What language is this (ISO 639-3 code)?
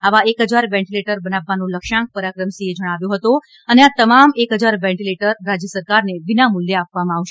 guj